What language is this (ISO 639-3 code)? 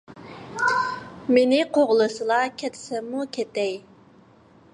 uig